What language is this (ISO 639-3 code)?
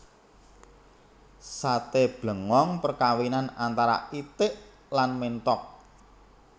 jav